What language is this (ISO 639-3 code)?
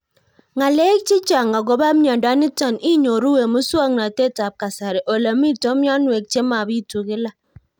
kln